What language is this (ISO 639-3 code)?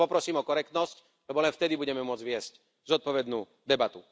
slk